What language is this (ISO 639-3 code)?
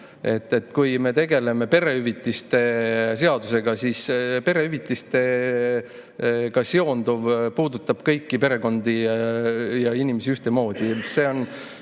est